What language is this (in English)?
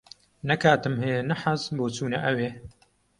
Central Kurdish